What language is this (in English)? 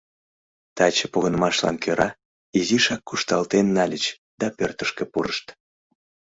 Mari